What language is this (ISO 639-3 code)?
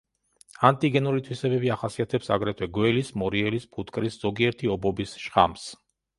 kat